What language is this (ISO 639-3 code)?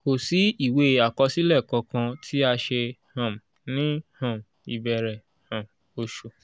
yor